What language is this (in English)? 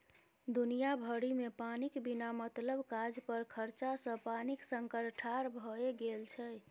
Maithili